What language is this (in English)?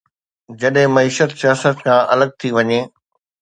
Sindhi